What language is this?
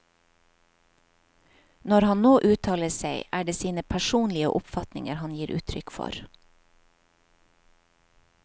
Norwegian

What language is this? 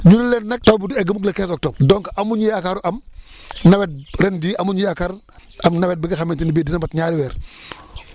Wolof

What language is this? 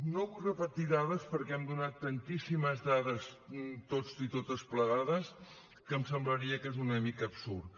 Catalan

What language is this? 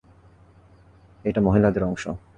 Bangla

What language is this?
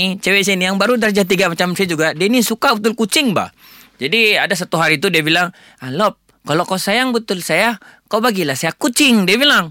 Malay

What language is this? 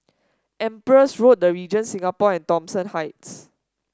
English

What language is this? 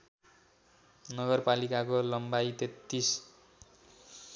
Nepali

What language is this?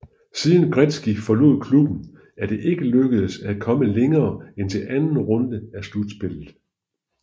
Danish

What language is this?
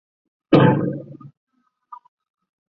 Chinese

